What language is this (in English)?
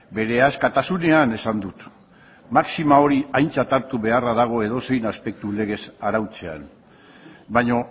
Basque